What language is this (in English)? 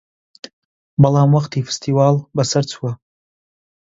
Central Kurdish